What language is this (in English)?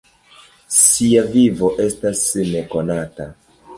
Esperanto